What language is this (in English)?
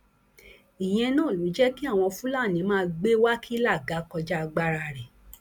Yoruba